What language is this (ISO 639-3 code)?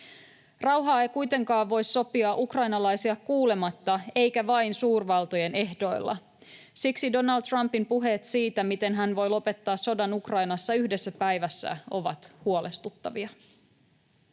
fin